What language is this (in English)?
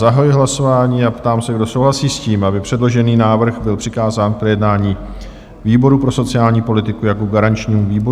Czech